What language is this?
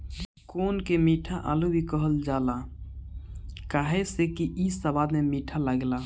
Bhojpuri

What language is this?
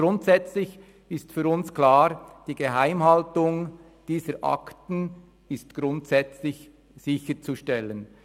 Swiss German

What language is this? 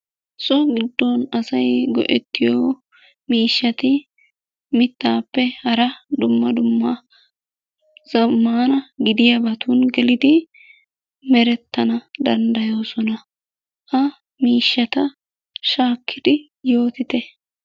Wolaytta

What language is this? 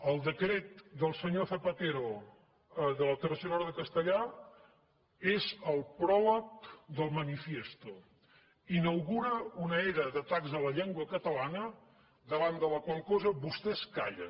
Catalan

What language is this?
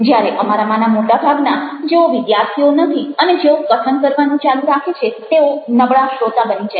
Gujarati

